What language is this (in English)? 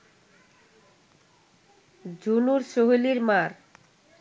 Bangla